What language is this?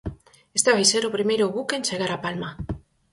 Galician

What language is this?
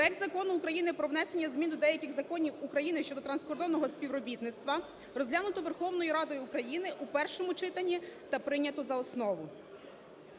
Ukrainian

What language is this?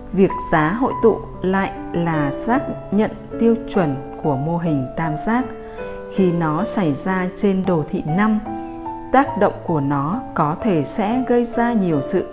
Vietnamese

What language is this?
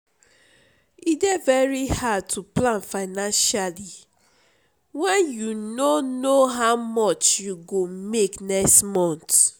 Nigerian Pidgin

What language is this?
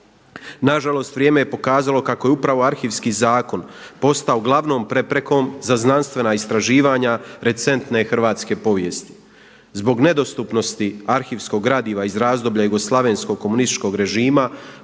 Croatian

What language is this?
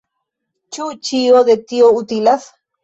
Esperanto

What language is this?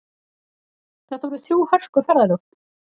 Icelandic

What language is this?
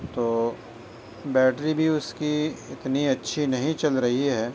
Urdu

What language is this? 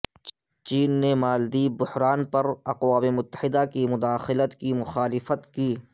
Urdu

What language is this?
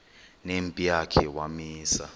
Xhosa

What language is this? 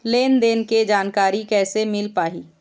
Chhattisgarhi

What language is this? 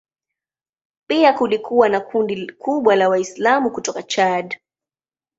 Swahili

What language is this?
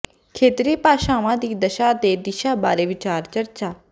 Punjabi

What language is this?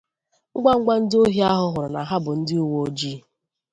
Igbo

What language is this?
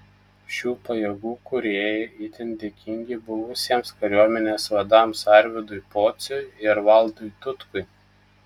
Lithuanian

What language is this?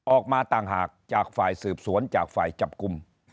Thai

